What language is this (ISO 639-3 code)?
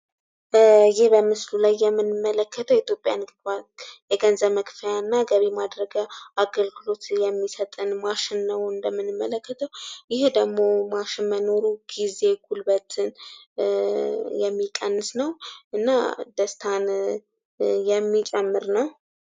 amh